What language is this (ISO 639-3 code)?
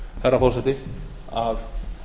isl